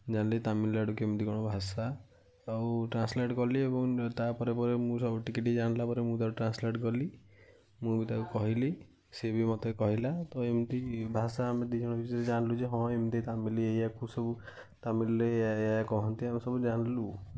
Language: Odia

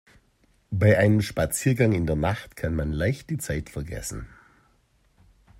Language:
German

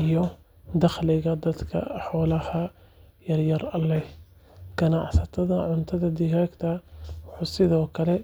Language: Somali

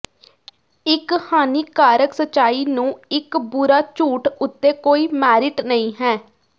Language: Punjabi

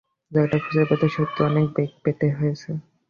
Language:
Bangla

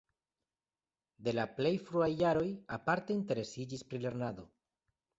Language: Esperanto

